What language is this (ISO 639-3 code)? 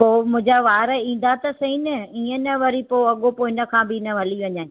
snd